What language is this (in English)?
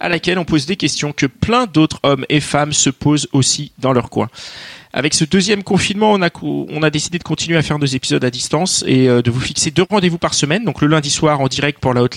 French